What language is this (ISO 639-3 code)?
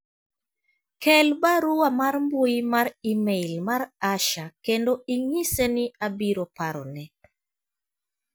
luo